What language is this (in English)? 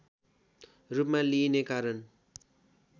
Nepali